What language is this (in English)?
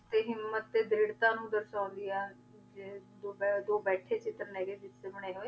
Punjabi